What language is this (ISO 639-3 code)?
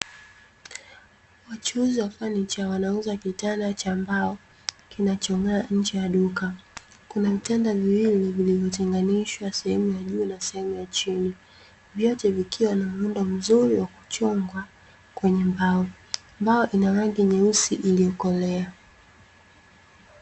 swa